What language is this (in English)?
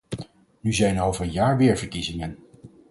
Dutch